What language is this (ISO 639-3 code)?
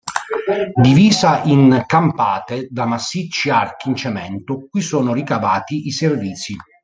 ita